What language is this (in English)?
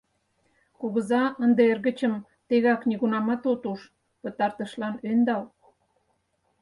Mari